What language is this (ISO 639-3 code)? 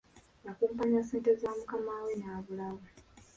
lug